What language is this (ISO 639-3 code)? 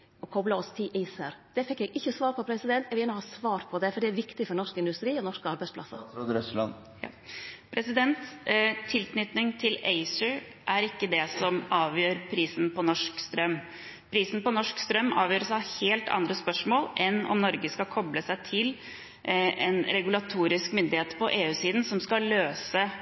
nor